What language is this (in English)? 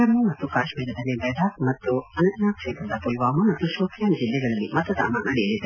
Kannada